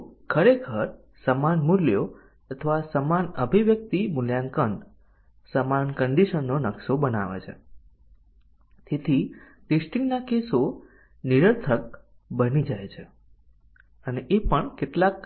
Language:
Gujarati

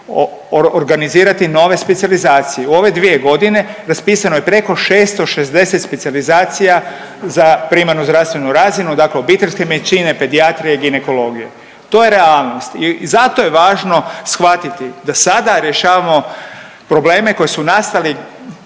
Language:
Croatian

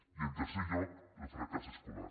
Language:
Catalan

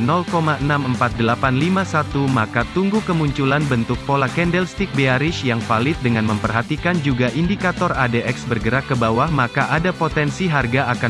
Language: Indonesian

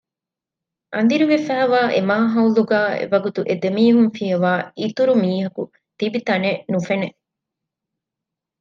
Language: Divehi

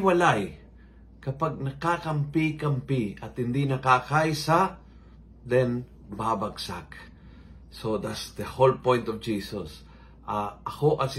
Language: Filipino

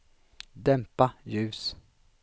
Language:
Swedish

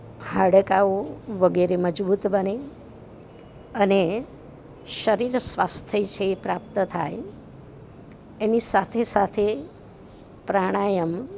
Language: Gujarati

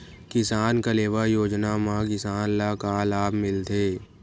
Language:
Chhattisgarhi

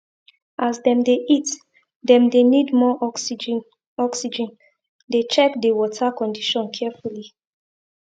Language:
Nigerian Pidgin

